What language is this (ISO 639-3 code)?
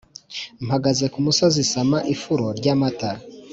kin